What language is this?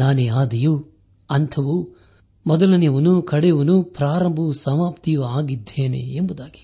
Kannada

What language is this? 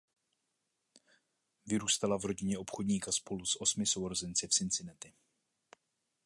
Czech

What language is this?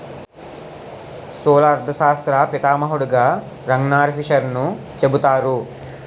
Telugu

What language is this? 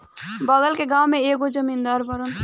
Bhojpuri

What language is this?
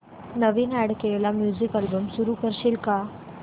Marathi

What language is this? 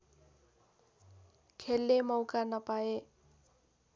Nepali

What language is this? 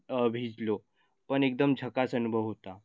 Marathi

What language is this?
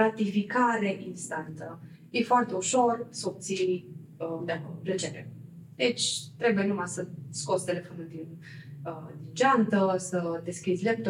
Romanian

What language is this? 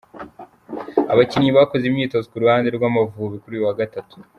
Kinyarwanda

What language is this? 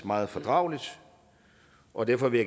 Danish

